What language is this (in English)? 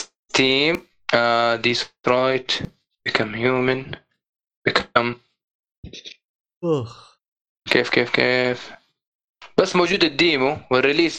Arabic